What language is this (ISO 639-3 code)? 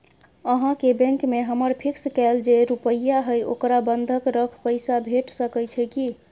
mai